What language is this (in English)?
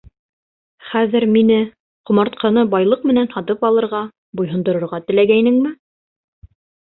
Bashkir